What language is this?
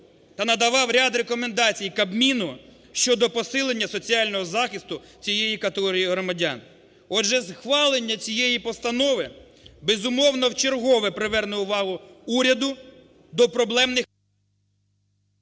Ukrainian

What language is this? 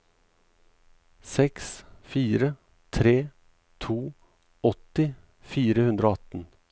Norwegian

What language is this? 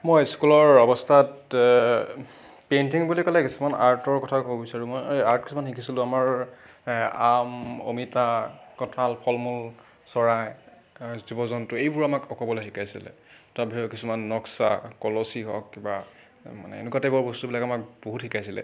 Assamese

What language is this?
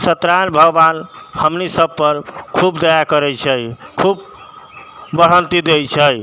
Maithili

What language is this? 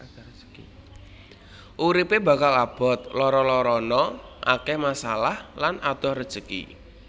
Javanese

